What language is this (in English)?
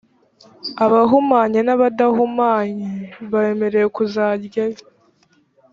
Kinyarwanda